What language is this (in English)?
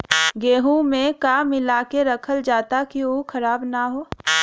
Bhojpuri